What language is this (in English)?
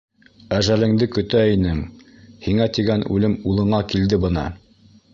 Bashkir